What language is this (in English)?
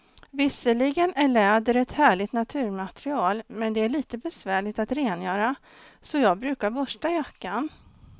Swedish